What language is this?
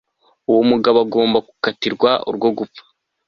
Kinyarwanda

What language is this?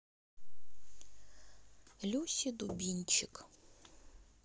Russian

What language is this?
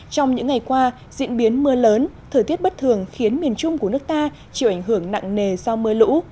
Vietnamese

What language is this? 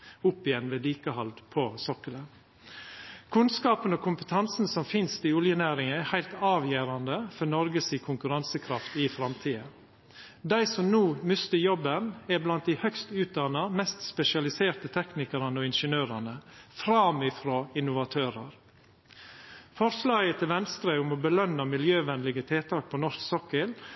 Norwegian Nynorsk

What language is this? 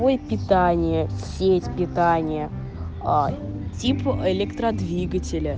Russian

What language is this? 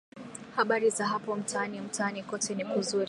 Swahili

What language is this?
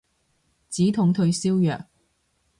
Cantonese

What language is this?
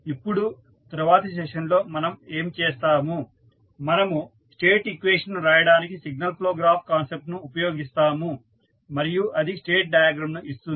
Telugu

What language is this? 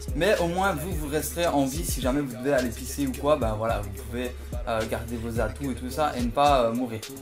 French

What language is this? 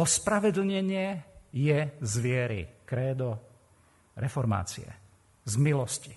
Slovak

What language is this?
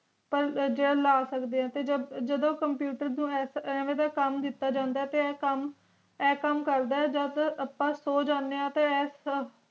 Punjabi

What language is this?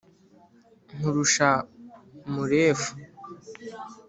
Kinyarwanda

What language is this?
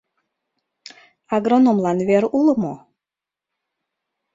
Mari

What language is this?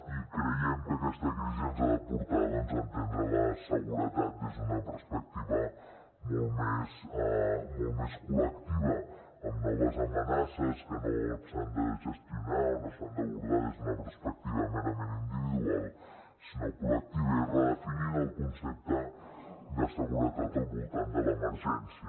Catalan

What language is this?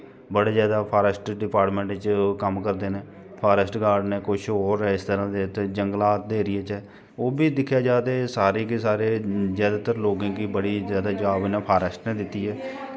Dogri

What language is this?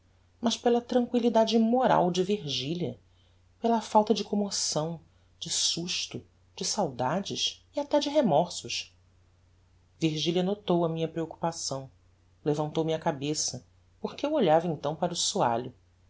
Portuguese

